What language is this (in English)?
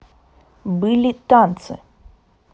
Russian